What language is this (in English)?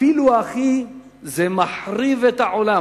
Hebrew